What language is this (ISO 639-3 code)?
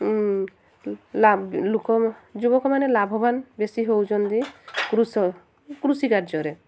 ori